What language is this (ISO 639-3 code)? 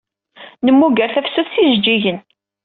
kab